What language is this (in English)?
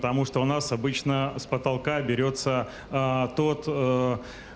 Russian